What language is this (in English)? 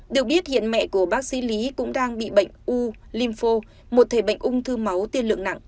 Vietnamese